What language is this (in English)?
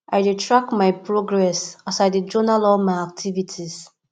Nigerian Pidgin